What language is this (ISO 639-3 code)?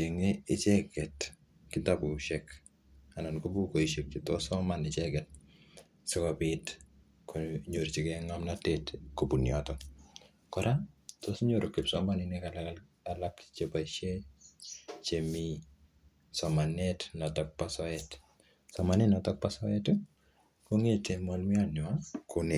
kln